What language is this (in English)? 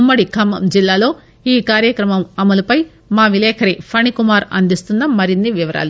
Telugu